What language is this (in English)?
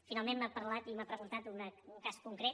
Catalan